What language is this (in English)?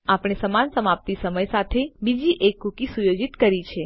Gujarati